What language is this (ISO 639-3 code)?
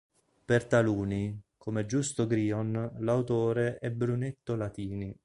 ita